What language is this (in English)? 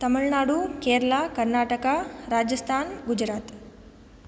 Sanskrit